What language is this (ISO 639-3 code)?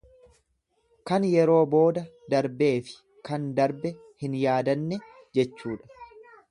orm